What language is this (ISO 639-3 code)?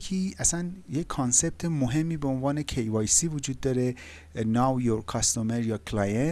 fas